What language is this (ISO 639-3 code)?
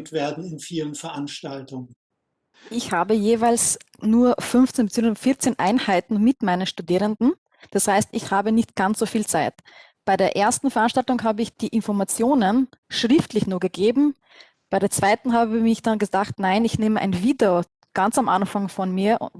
deu